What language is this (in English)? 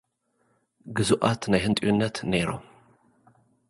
Tigrinya